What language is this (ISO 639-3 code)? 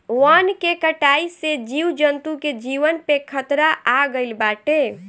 bho